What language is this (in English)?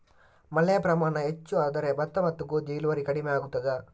Kannada